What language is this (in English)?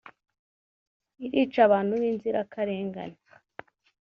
Kinyarwanda